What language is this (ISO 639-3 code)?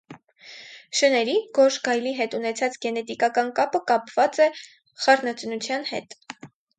hye